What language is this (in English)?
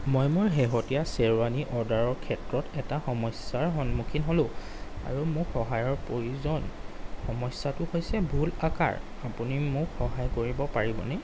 Assamese